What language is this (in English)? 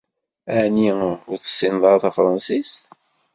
Kabyle